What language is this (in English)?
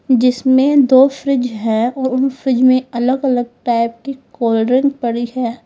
Hindi